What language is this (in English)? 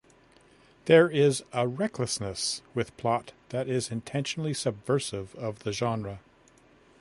English